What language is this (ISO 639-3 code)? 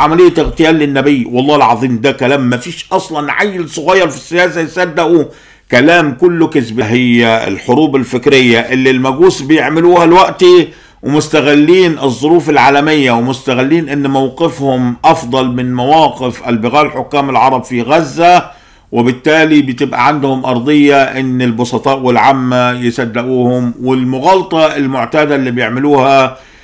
ara